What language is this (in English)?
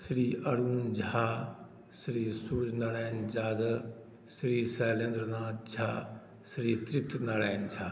Maithili